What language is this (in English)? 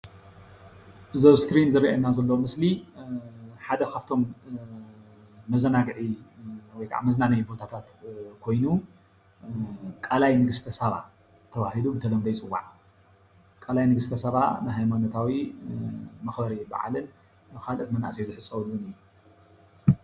Tigrinya